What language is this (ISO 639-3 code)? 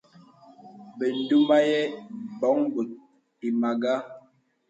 beb